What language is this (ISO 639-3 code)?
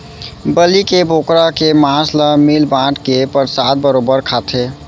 hne